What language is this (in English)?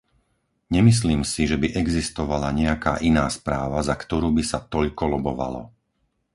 Slovak